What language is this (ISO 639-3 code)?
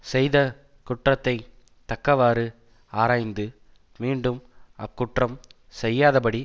tam